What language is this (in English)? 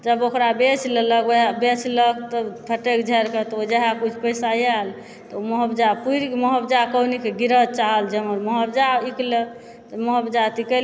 Maithili